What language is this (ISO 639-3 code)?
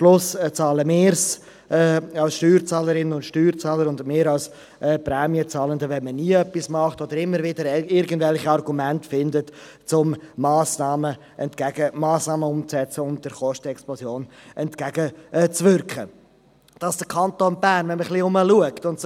gsw